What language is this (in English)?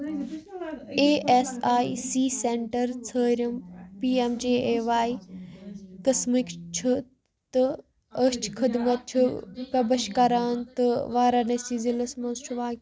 Kashmiri